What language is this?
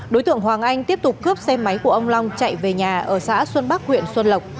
Vietnamese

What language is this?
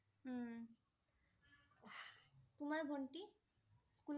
Assamese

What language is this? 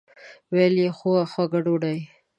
Pashto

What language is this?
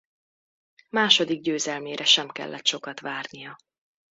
Hungarian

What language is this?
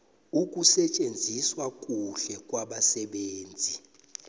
South Ndebele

